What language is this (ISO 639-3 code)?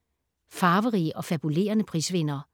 dan